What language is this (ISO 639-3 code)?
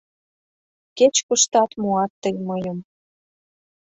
chm